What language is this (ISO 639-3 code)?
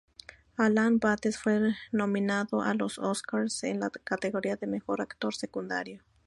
spa